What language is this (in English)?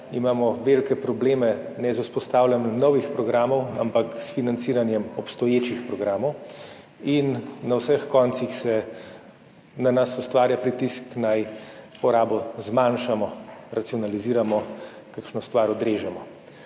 Slovenian